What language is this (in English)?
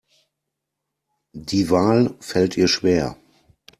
German